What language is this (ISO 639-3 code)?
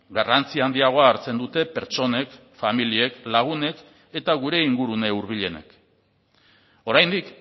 eus